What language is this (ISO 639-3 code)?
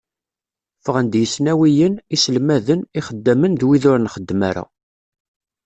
kab